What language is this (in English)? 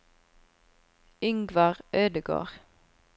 Norwegian